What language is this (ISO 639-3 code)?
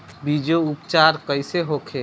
bho